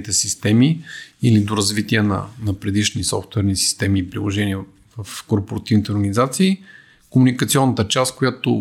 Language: Bulgarian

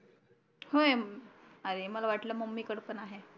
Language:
Marathi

